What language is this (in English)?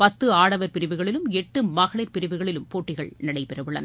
Tamil